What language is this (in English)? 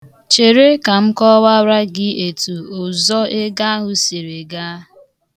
Igbo